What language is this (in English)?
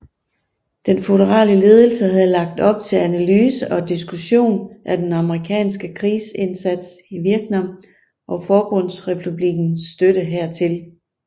Danish